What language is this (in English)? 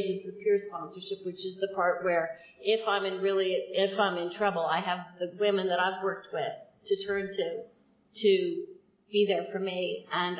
English